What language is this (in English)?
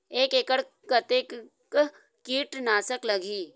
Chhattisgarhi